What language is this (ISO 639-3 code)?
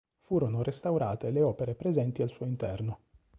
ita